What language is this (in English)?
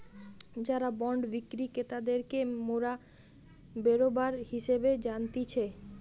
Bangla